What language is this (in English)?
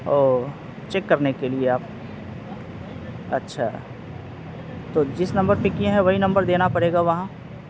Urdu